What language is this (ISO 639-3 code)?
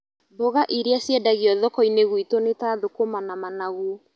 kik